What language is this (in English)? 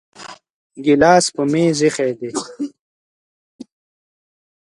Pashto